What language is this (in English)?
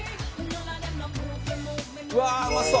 Japanese